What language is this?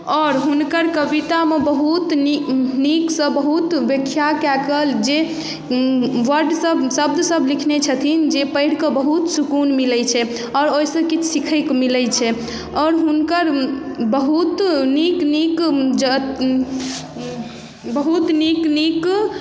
Maithili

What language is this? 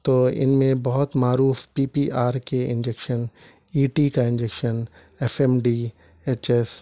Urdu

